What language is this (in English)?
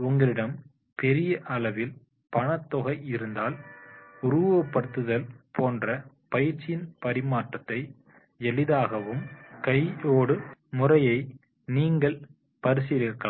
Tamil